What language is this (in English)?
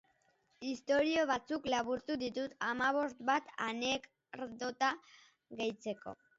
Basque